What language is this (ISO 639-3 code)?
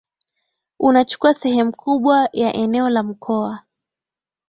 swa